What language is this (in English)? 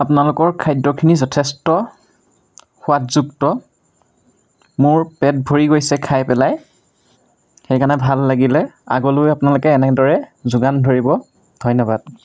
Assamese